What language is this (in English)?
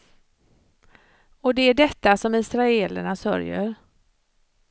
Swedish